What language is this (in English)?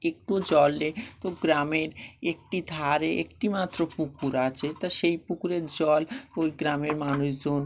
Bangla